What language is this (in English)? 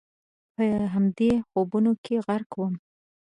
Pashto